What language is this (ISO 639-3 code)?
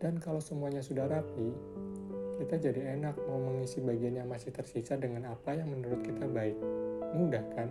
ind